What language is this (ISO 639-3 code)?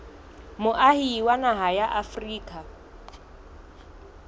sot